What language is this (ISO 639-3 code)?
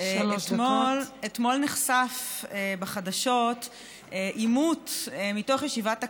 heb